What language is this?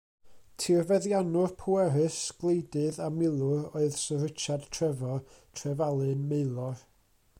Welsh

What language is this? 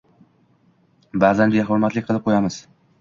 Uzbek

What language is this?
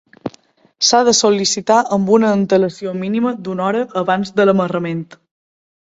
Catalan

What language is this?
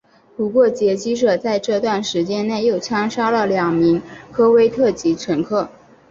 Chinese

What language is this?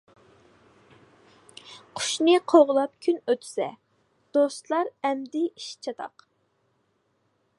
Uyghur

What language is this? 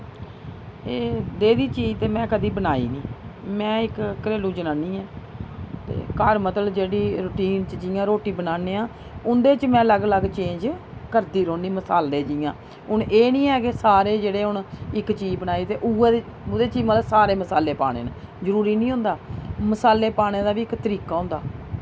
Dogri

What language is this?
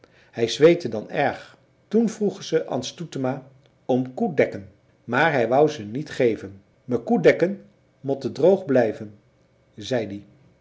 Dutch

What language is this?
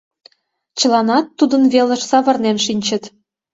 Mari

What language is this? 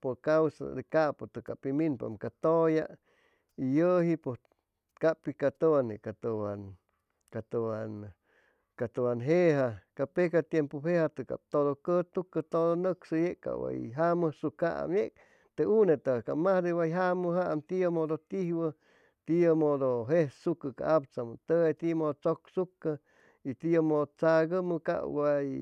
Chimalapa Zoque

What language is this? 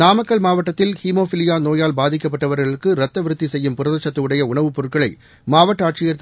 Tamil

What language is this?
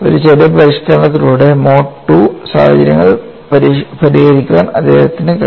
Malayalam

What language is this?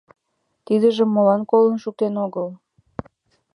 Mari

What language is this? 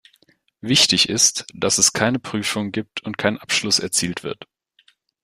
German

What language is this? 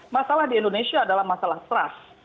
Indonesian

